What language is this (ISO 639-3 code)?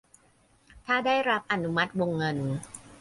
tha